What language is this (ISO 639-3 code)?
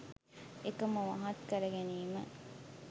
sin